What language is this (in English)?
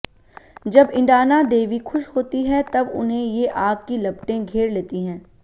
Hindi